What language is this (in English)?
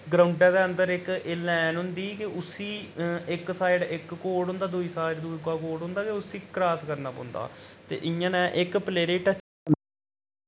Dogri